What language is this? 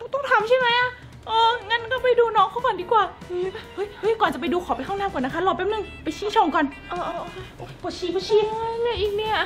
Thai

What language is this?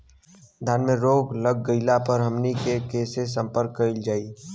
Bhojpuri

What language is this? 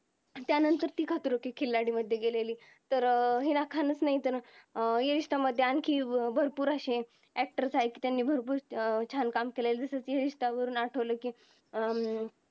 Marathi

